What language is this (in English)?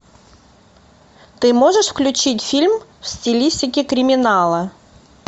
Russian